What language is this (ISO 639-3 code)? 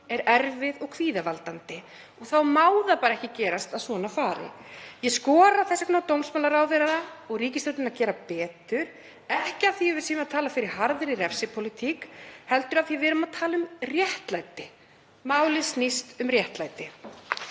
isl